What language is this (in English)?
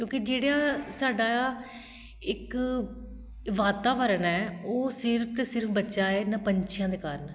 Punjabi